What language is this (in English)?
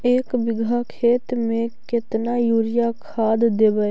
Magahi